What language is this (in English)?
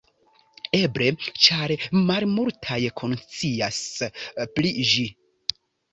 Esperanto